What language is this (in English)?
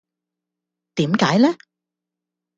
Cantonese